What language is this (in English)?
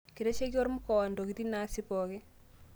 Masai